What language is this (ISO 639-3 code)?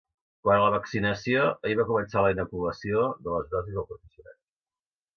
cat